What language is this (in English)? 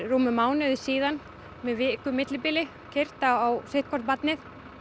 Icelandic